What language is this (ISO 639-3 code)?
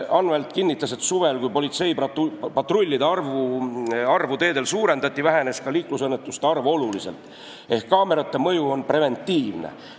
est